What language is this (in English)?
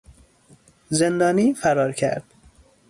Persian